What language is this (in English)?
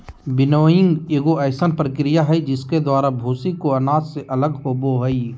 Magahi